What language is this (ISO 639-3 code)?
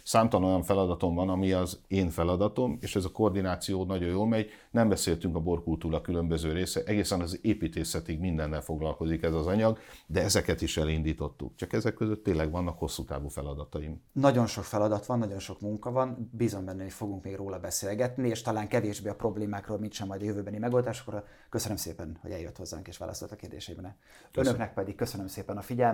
hun